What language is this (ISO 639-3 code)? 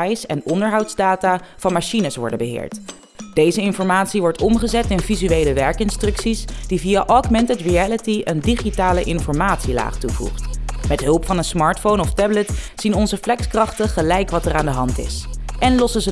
nld